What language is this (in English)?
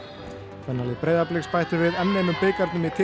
Icelandic